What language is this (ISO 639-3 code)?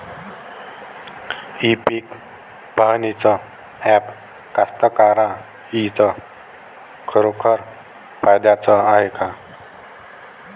mar